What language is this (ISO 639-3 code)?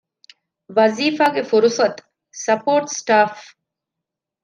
div